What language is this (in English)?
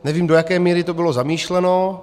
Czech